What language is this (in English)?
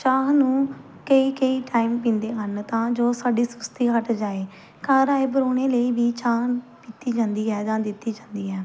Punjabi